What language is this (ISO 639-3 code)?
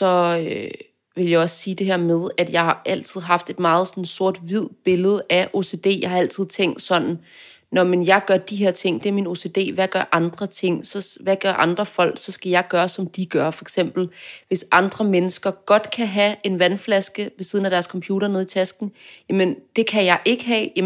dan